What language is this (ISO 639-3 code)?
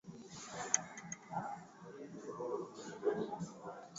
swa